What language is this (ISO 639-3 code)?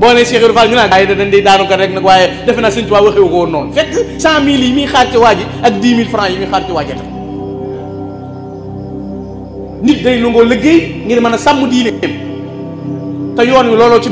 ind